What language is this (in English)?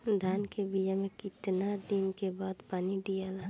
Bhojpuri